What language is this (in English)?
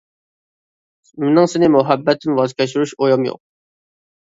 Uyghur